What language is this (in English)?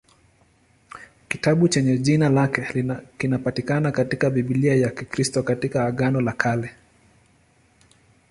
Swahili